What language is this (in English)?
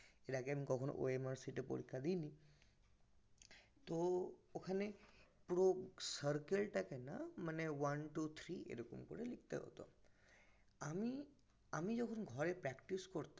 Bangla